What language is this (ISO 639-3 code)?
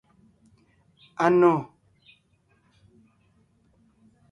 nnh